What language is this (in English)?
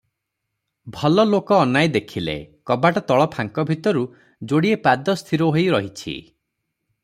Odia